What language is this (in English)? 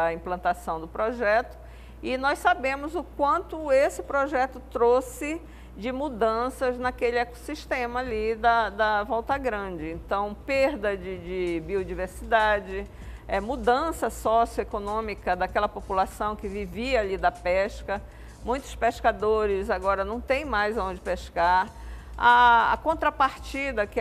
Portuguese